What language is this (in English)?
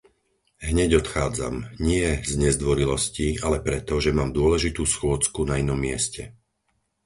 Slovak